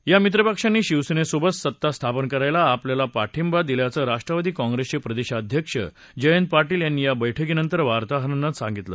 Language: Marathi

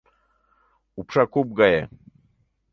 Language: Mari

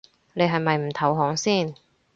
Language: Cantonese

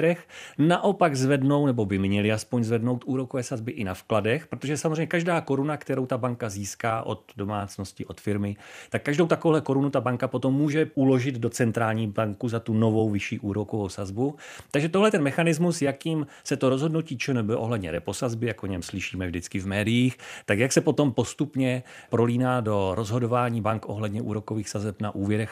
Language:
Czech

